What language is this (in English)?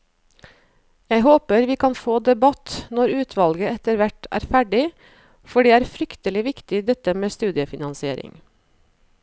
Norwegian